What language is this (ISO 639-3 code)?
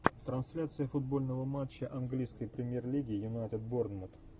rus